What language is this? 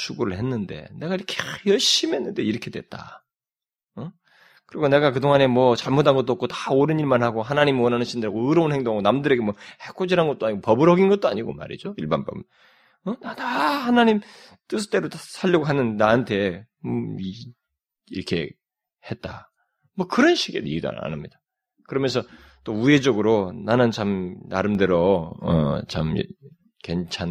Korean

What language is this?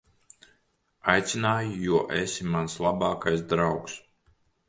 Latvian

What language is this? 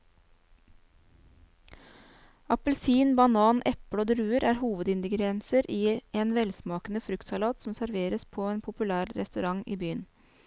Norwegian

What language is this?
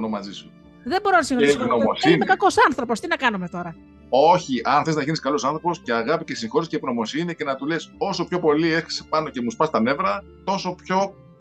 Greek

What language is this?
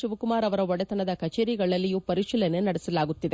Kannada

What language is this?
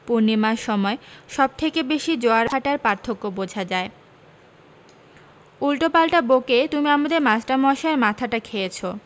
Bangla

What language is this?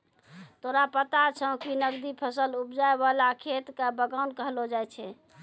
Maithili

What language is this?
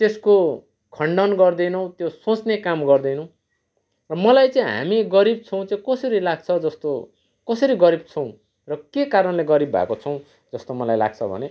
Nepali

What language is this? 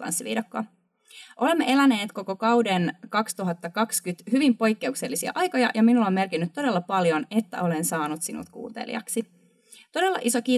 Finnish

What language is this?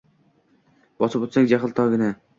Uzbek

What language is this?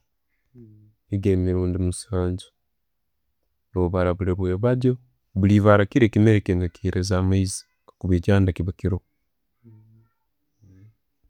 Tooro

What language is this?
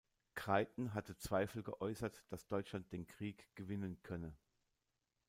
German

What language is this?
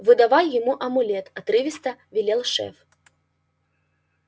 Russian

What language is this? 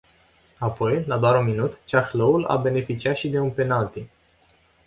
Romanian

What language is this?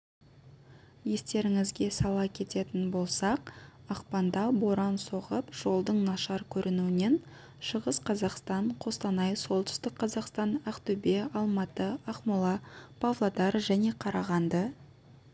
Kazakh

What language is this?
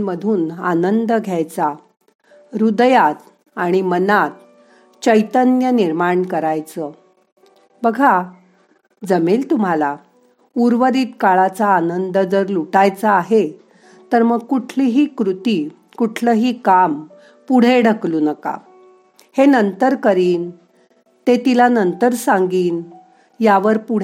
Marathi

